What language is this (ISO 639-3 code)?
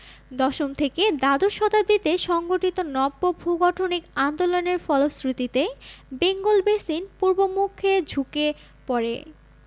ben